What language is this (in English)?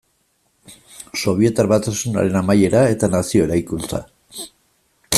Basque